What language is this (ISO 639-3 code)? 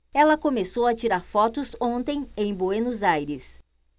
por